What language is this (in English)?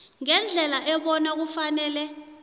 South Ndebele